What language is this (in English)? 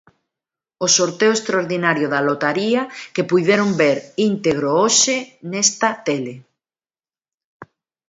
Galician